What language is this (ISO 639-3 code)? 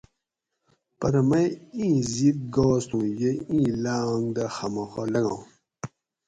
gwc